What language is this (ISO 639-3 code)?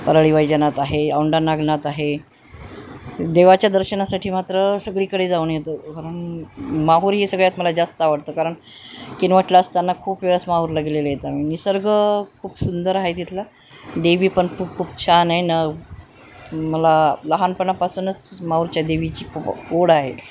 mar